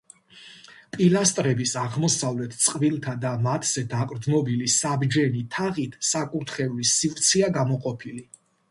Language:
Georgian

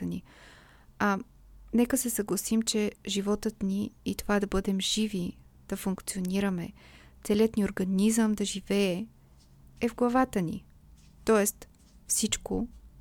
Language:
Bulgarian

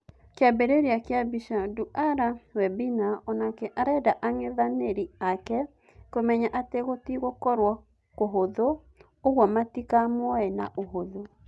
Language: Kikuyu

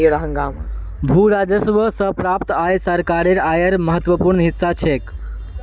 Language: Magahi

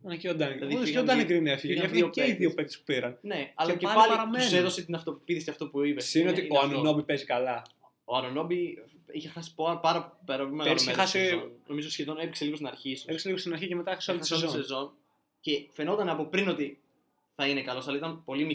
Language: Greek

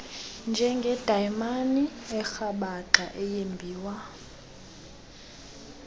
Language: Xhosa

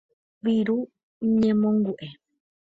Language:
Guarani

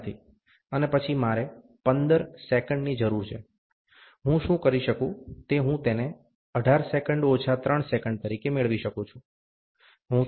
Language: Gujarati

